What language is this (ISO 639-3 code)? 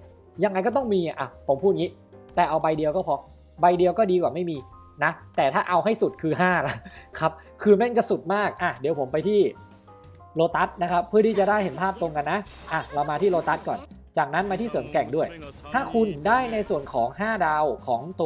tha